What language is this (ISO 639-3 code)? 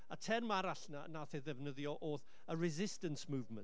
cym